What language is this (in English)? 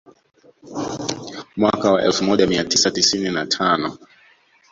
Swahili